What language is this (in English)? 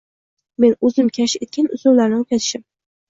Uzbek